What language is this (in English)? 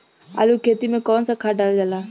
Bhojpuri